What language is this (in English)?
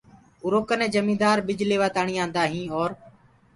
Gurgula